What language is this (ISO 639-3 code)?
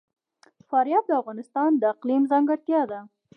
pus